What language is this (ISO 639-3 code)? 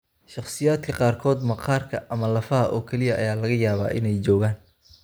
som